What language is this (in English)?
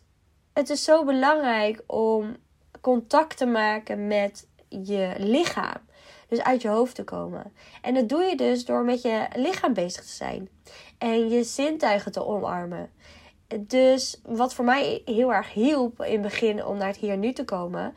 Dutch